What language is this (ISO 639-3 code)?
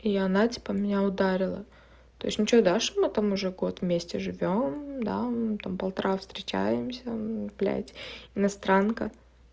rus